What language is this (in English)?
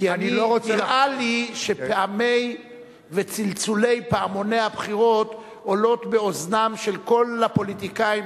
Hebrew